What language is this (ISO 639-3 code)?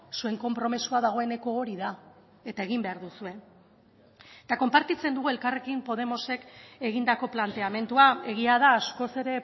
eus